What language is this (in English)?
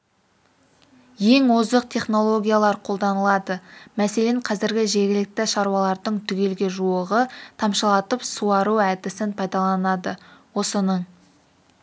Kazakh